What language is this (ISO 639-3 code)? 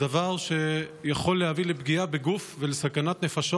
heb